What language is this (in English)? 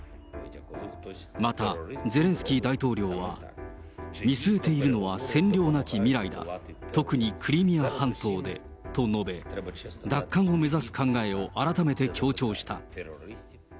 Japanese